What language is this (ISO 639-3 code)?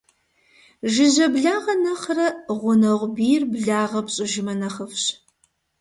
kbd